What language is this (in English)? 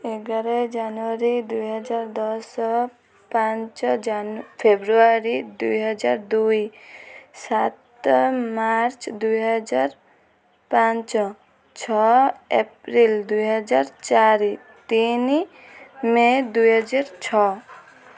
Odia